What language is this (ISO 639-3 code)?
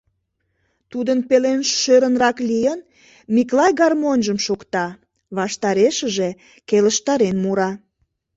chm